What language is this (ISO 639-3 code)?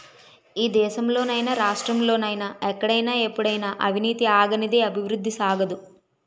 tel